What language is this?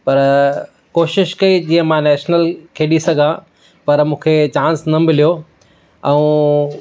Sindhi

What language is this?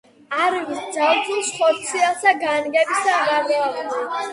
Georgian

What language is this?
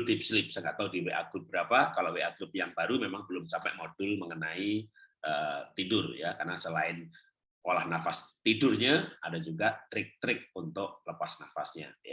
Indonesian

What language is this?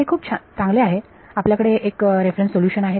Marathi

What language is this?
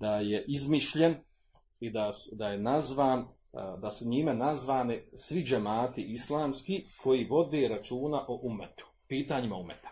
Croatian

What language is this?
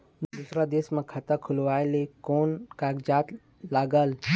Chhattisgarhi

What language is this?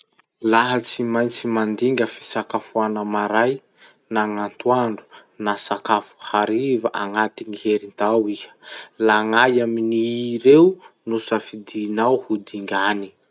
Masikoro Malagasy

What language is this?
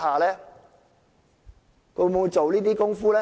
Cantonese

